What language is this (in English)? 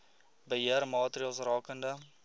Afrikaans